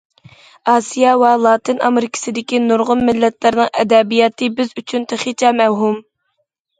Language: Uyghur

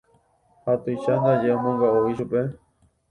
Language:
Guarani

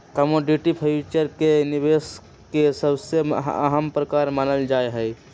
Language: Magahi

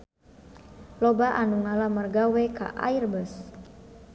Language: Sundanese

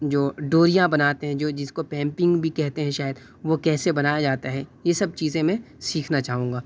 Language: Urdu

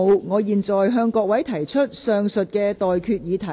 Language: Cantonese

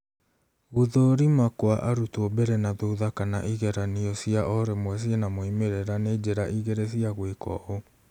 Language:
Kikuyu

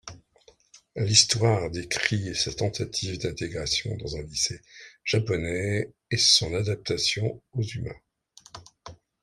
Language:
French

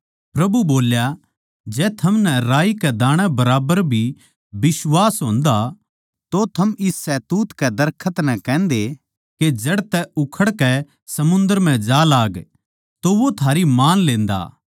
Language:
Haryanvi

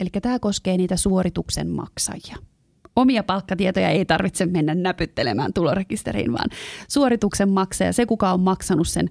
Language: Finnish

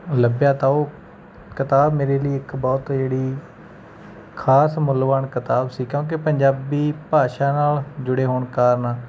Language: Punjabi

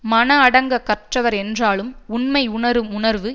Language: Tamil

